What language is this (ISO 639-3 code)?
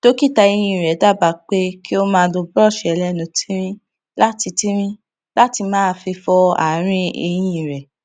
yor